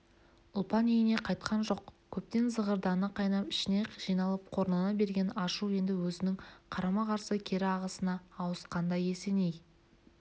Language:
Kazakh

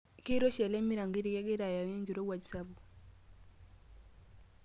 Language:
Masai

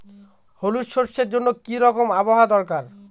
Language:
Bangla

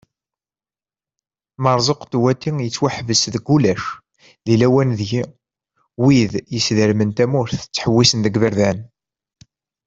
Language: Kabyle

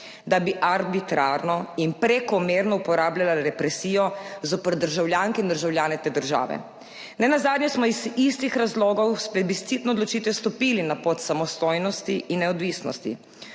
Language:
Slovenian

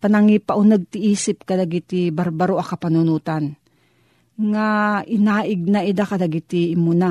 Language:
Filipino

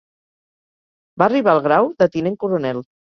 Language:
Catalan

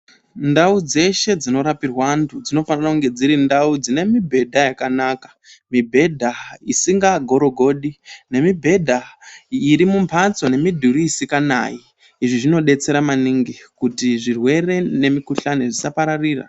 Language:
Ndau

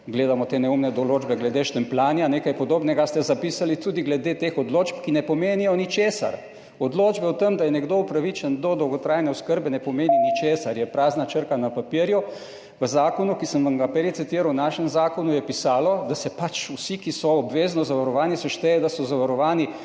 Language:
Slovenian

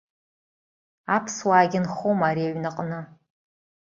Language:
Abkhazian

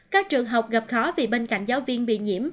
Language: Vietnamese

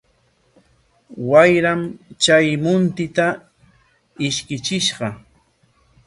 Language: Corongo Ancash Quechua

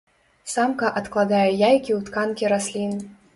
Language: Belarusian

